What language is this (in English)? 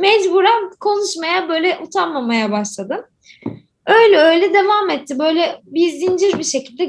Turkish